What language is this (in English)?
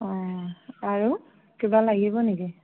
Assamese